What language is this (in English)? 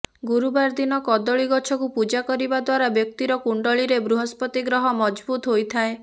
Odia